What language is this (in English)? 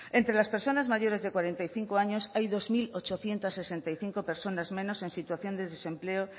Spanish